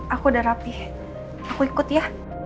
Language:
Indonesian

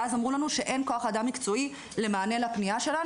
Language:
Hebrew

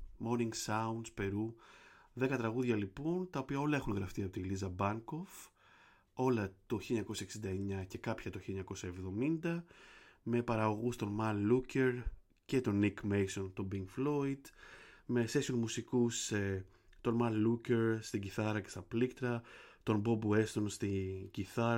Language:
Greek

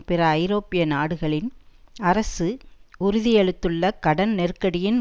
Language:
Tamil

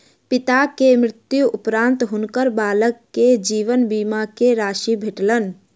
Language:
Maithili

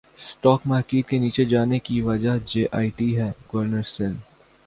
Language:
Urdu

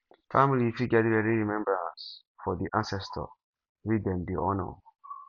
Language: Nigerian Pidgin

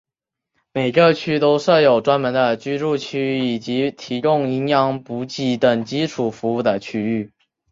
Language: Chinese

